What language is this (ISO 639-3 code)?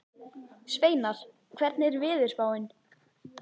isl